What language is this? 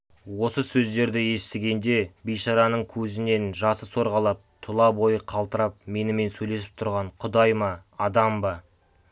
Kazakh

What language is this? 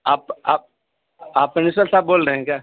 Urdu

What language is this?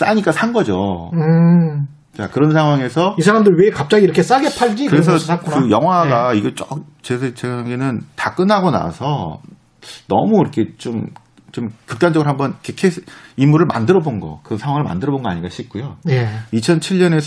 Korean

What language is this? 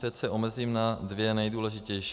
Czech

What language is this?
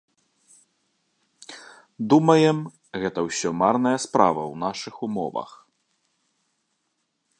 Belarusian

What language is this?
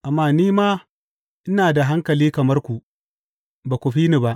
Hausa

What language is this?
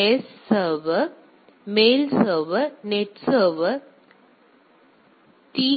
Tamil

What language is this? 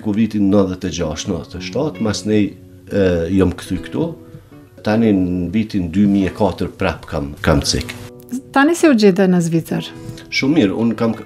Romanian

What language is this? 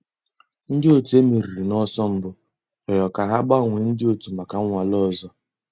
Igbo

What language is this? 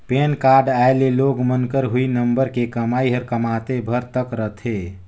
Chhattisgarhi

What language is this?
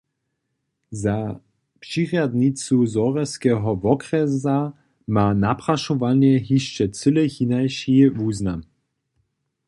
Upper Sorbian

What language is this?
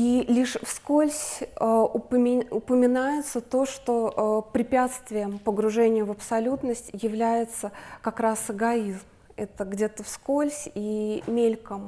Russian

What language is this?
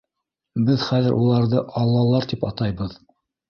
Bashkir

